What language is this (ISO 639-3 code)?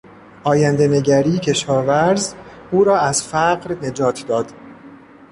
fas